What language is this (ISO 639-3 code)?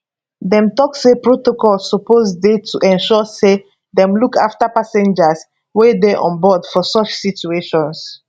pcm